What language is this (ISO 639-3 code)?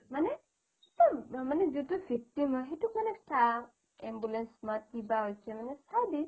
asm